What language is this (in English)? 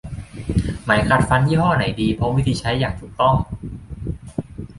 Thai